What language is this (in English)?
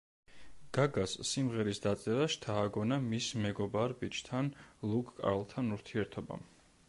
Georgian